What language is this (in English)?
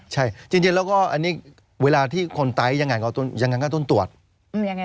Thai